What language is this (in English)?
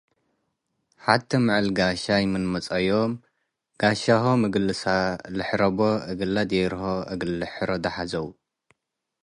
Tigre